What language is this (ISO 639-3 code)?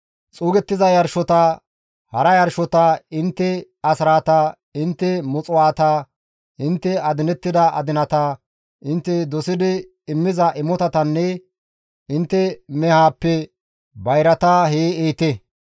gmv